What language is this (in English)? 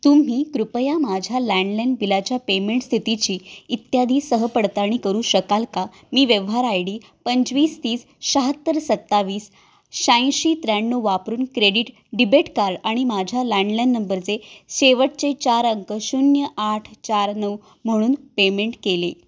Marathi